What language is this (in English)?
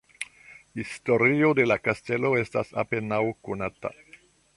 Esperanto